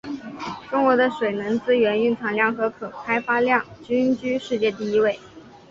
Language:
Chinese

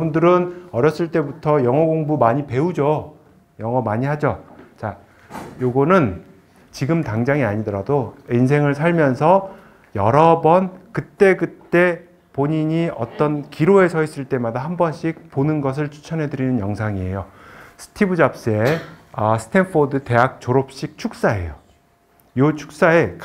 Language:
Korean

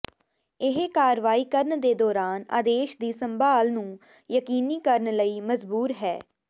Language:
Punjabi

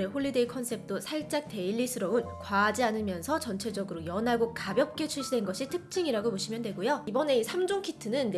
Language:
Korean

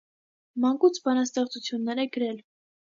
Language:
Armenian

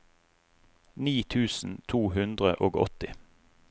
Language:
Norwegian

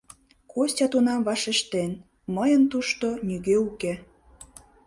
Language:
Mari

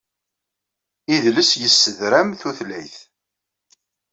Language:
Kabyle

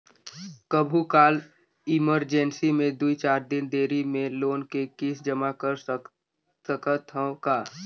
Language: Chhattisgarhi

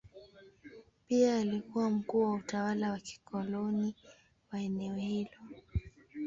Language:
Swahili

